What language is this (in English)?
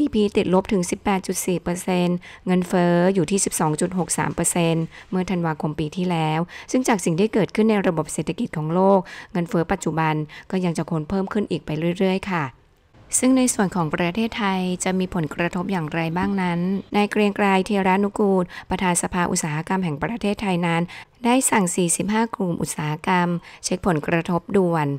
Thai